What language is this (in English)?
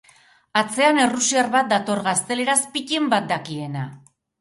Basque